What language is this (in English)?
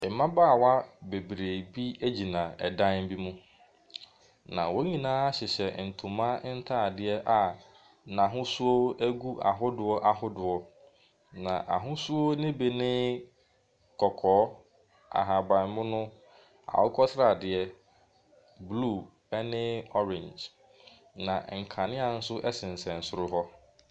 Akan